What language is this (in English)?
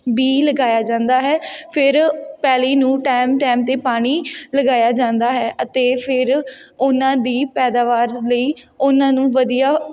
Punjabi